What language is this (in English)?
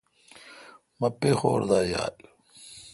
Kalkoti